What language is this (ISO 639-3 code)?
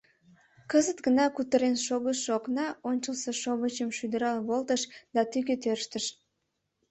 chm